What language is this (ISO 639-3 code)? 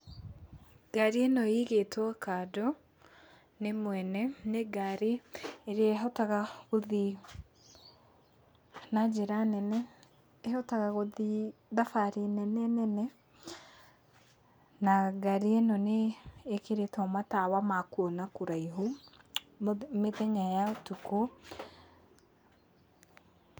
kik